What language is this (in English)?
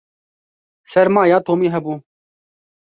Kurdish